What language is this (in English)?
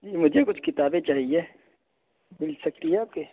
Urdu